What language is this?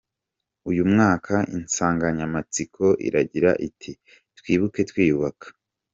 Kinyarwanda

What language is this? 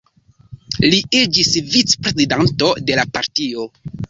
Esperanto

